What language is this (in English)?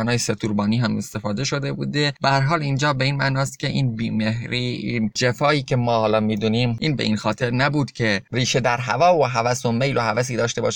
Persian